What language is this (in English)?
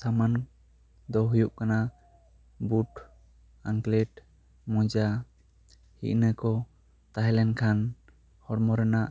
Santali